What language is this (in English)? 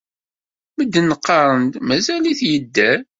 Kabyle